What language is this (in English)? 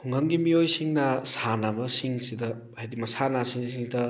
Manipuri